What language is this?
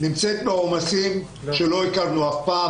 Hebrew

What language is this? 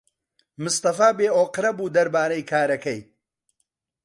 Central Kurdish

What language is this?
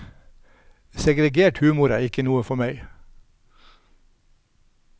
Norwegian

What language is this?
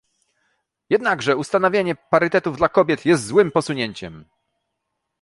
Polish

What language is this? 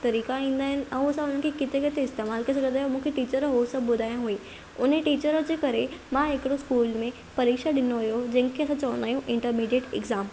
Sindhi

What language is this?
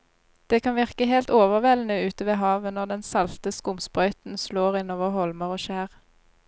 Norwegian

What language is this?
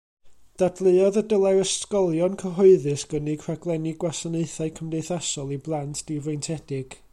Welsh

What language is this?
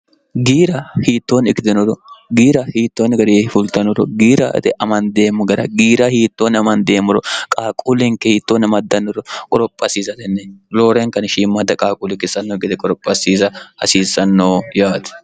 Sidamo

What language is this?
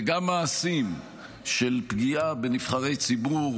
Hebrew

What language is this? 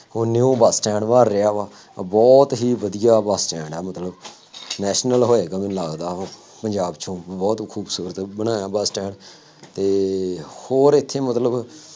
Punjabi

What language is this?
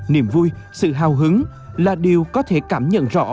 Vietnamese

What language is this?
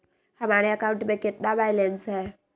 Magahi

